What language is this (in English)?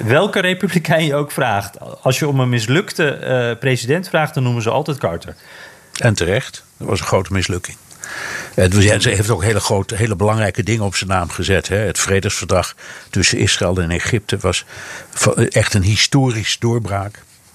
Dutch